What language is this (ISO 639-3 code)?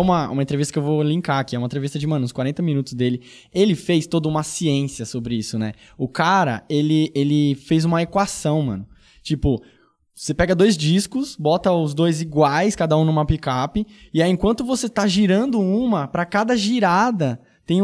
por